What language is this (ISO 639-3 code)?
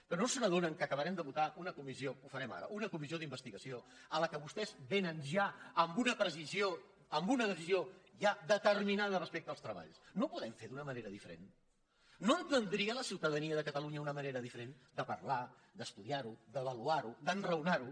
cat